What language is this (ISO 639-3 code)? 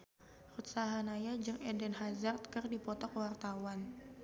sun